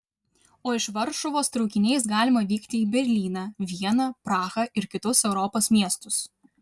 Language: Lithuanian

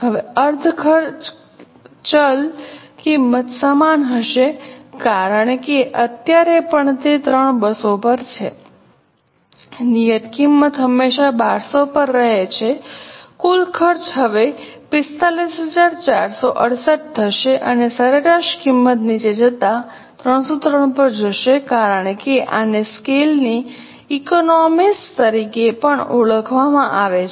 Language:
Gujarati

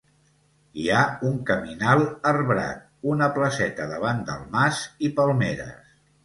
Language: Catalan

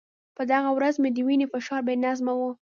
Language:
Pashto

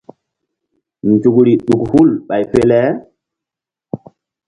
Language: Mbum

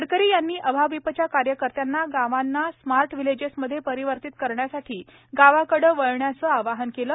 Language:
Marathi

